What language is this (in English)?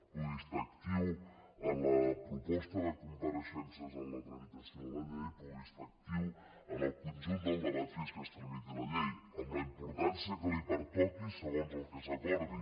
Catalan